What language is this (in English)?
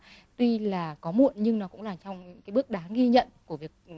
Vietnamese